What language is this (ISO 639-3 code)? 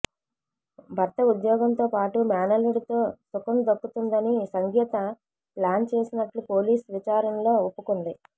tel